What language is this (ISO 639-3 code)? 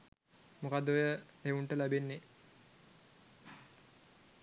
sin